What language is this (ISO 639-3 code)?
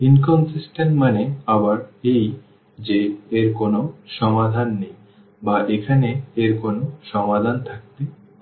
ben